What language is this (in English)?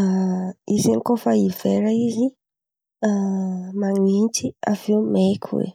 Antankarana Malagasy